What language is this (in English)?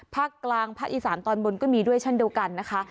Thai